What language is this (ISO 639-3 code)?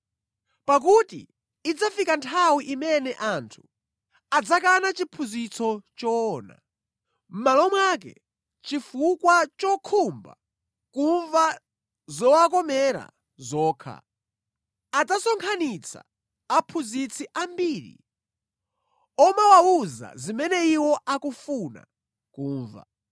nya